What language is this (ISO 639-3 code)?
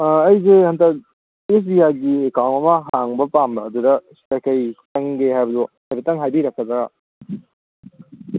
mni